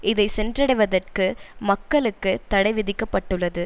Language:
Tamil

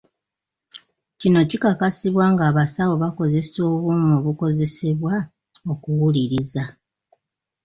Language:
Ganda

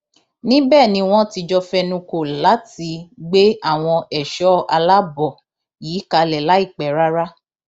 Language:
Yoruba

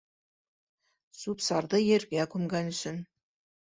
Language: Bashkir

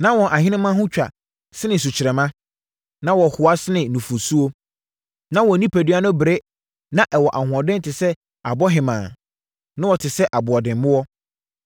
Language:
Akan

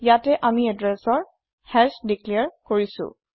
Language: Assamese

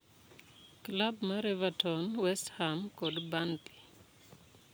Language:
Luo (Kenya and Tanzania)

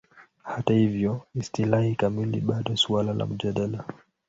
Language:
Swahili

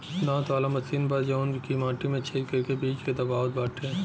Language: Bhojpuri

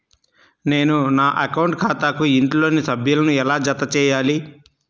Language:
Telugu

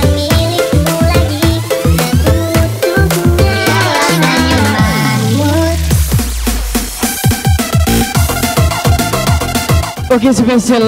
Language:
Indonesian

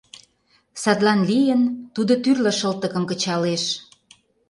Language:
Mari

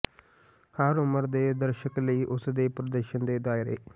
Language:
Punjabi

